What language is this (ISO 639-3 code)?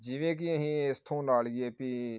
pan